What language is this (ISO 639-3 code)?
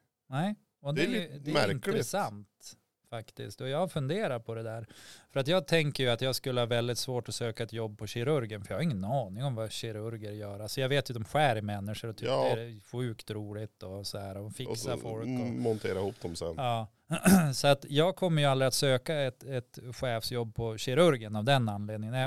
swe